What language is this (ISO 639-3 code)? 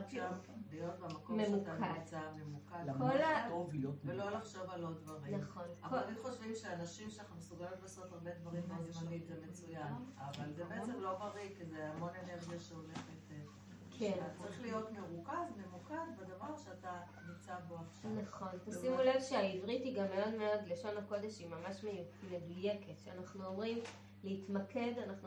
heb